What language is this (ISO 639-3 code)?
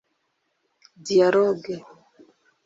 kin